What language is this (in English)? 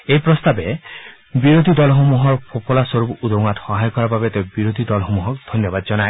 Assamese